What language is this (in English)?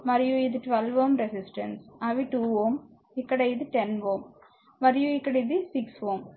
Telugu